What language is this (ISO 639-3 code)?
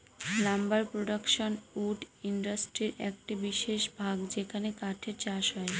ben